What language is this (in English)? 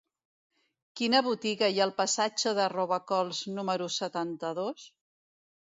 Catalan